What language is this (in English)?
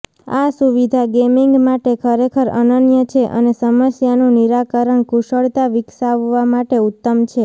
Gujarati